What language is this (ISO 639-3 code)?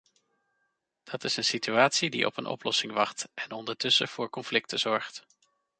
nld